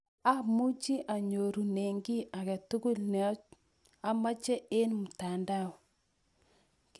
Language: Kalenjin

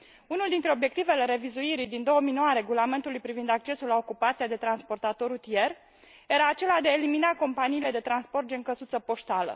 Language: Romanian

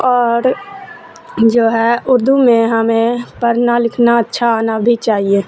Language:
Urdu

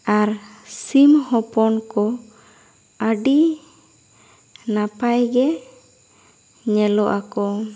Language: Santali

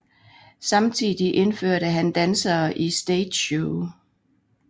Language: Danish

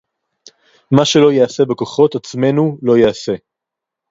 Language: Hebrew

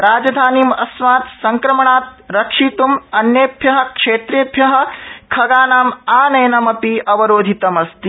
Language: Sanskrit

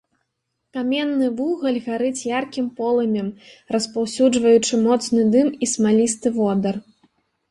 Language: Belarusian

